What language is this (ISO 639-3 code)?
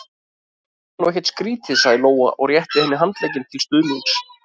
isl